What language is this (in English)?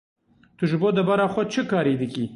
Kurdish